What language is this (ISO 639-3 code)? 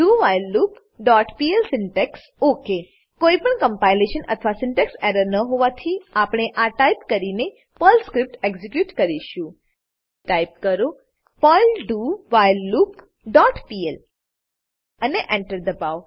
guj